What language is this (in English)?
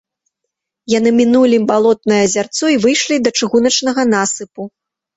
Belarusian